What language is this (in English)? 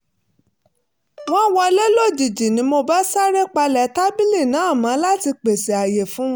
Yoruba